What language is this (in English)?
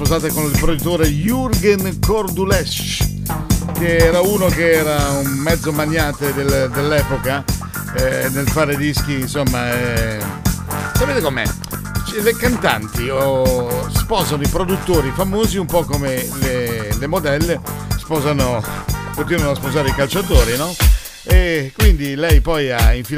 Italian